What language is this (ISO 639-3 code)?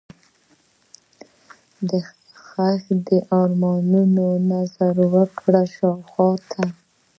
pus